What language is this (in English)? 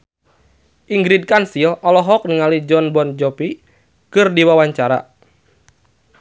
Sundanese